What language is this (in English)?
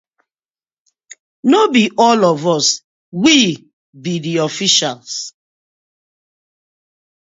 Nigerian Pidgin